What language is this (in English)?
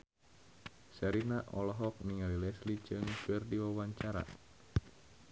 Sundanese